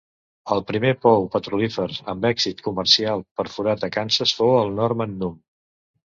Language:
Catalan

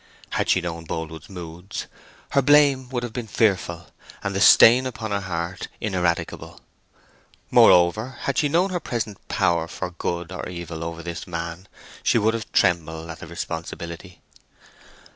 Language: English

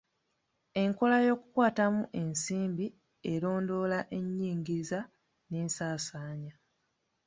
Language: Ganda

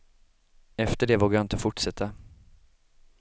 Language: Swedish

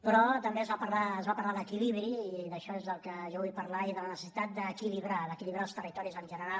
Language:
Catalan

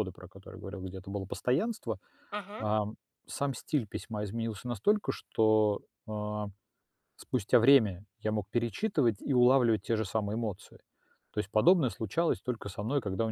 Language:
Russian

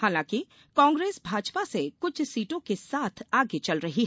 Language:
Hindi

